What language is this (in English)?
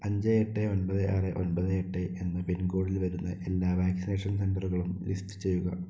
Malayalam